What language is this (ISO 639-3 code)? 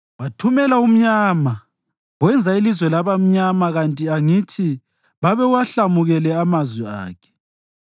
nde